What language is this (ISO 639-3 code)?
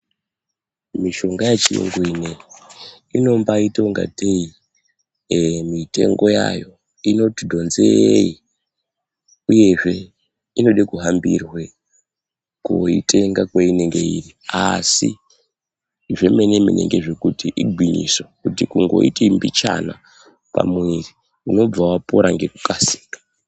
ndc